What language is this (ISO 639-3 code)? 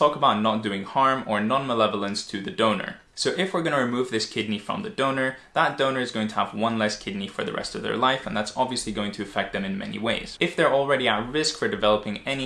eng